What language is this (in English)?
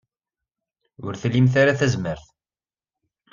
Kabyle